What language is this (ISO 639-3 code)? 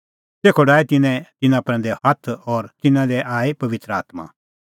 kfx